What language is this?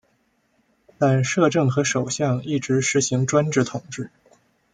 Chinese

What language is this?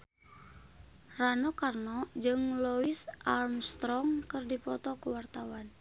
Sundanese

